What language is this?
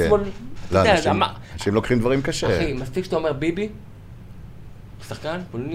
Hebrew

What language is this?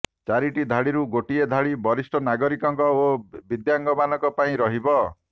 Odia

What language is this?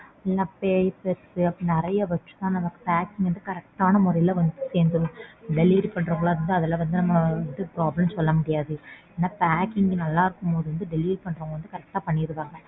Tamil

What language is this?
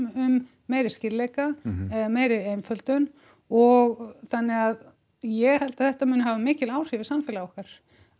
Icelandic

